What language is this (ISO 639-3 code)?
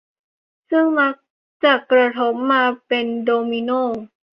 tha